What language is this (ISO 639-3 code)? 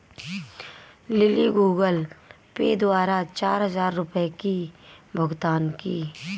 hin